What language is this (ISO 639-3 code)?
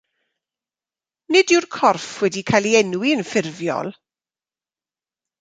cym